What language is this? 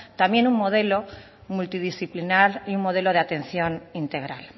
Spanish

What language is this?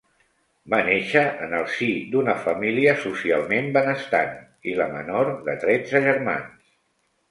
Catalan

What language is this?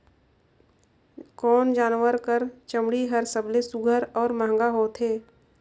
Chhattisgarhi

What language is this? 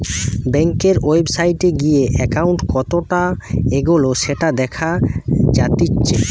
Bangla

